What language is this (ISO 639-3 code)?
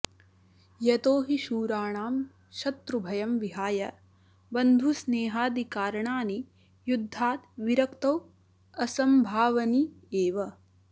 san